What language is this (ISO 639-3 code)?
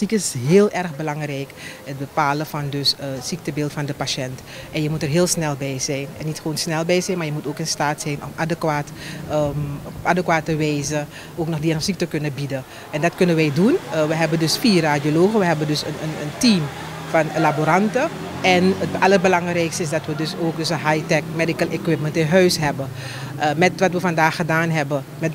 nld